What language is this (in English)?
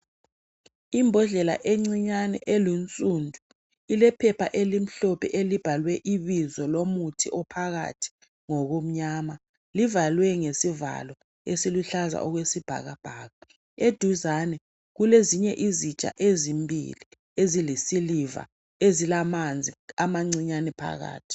North Ndebele